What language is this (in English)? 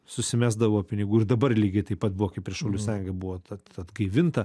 Lithuanian